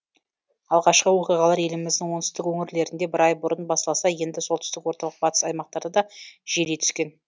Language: Kazakh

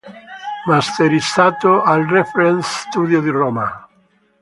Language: Italian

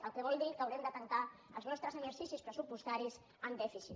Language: Catalan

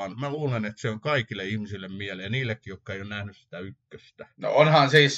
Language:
Finnish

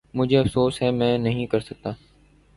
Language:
Urdu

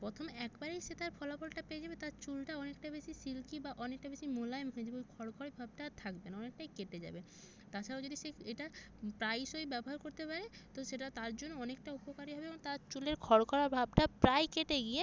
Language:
Bangla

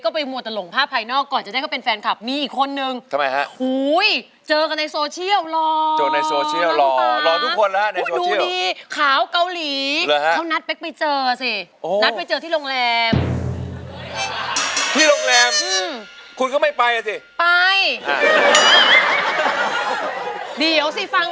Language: Thai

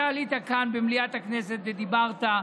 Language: Hebrew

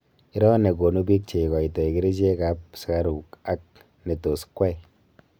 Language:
Kalenjin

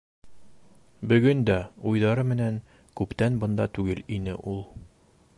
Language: Bashkir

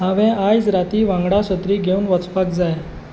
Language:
Konkani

